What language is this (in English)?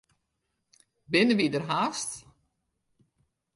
Western Frisian